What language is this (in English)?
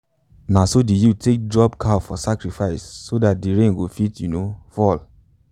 Nigerian Pidgin